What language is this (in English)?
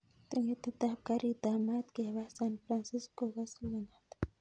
Kalenjin